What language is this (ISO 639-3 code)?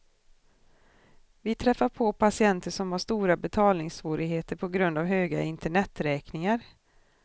swe